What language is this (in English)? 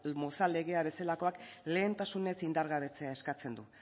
Basque